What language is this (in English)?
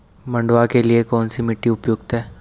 Hindi